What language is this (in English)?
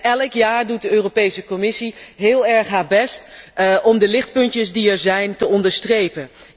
Dutch